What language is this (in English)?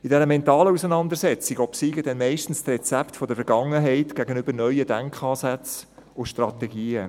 Swiss German